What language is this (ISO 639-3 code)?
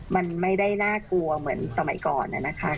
tha